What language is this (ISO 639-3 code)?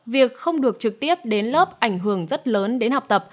vie